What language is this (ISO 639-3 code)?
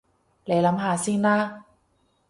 yue